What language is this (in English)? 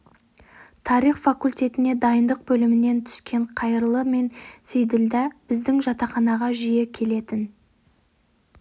Kazakh